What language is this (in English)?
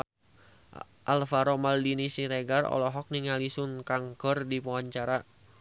Sundanese